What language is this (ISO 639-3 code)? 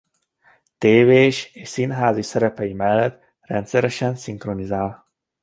hun